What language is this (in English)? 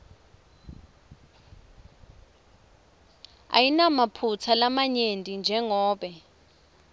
Swati